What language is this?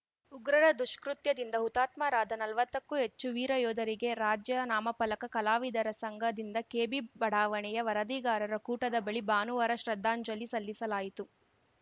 Kannada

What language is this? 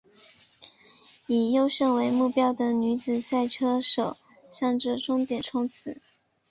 Chinese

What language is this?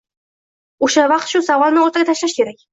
Uzbek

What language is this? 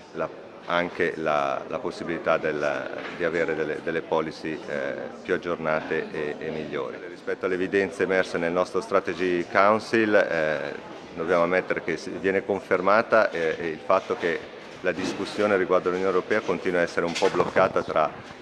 Italian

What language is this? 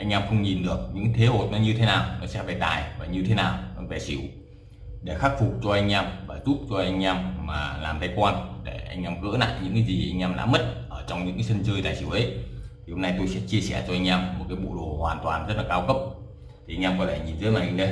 Vietnamese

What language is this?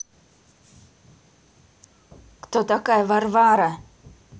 Russian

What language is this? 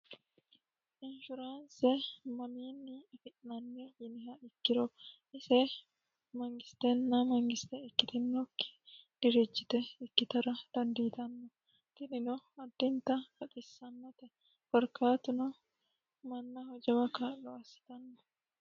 Sidamo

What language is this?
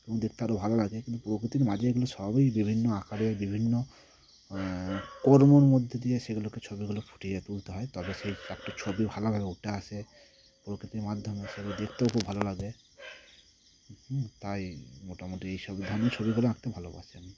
Bangla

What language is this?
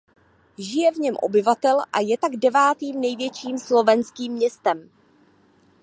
Czech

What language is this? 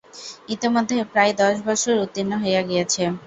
Bangla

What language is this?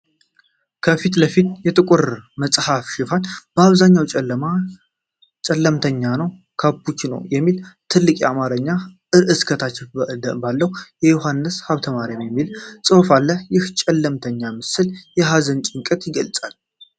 Amharic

